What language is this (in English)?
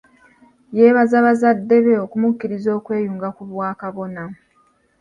Ganda